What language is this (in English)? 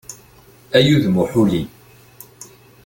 Kabyle